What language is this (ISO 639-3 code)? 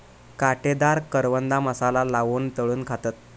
mar